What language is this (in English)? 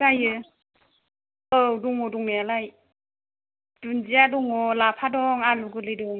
Bodo